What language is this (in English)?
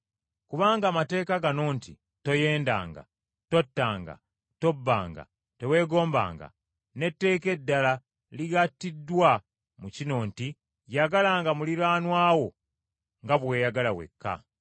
Ganda